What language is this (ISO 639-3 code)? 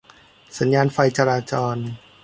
tha